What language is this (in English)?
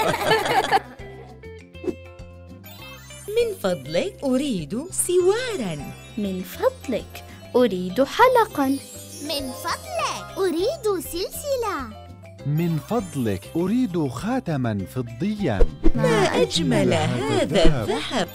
Arabic